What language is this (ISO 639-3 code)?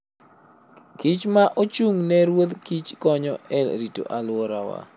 luo